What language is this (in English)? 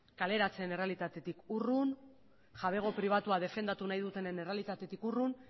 Basque